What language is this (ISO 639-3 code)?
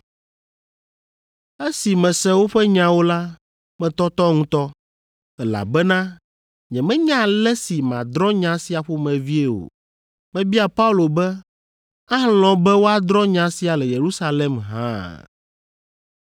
ewe